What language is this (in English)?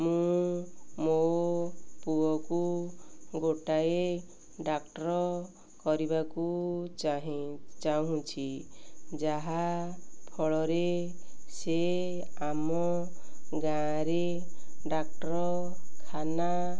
Odia